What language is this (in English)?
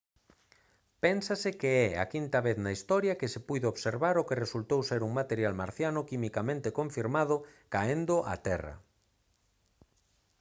Galician